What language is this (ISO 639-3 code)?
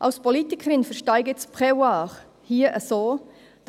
gsw